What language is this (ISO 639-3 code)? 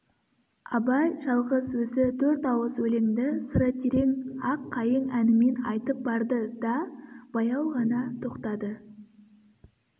kaz